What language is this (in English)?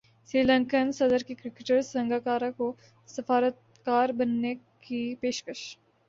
Urdu